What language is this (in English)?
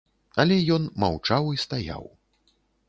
Belarusian